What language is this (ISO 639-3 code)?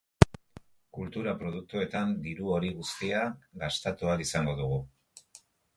eus